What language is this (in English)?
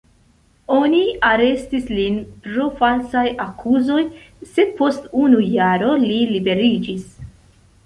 Esperanto